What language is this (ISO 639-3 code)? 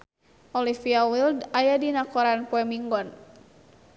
sun